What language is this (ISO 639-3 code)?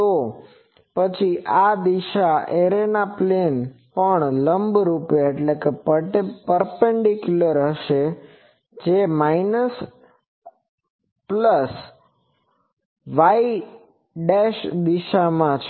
guj